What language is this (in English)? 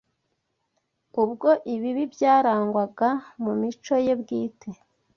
Kinyarwanda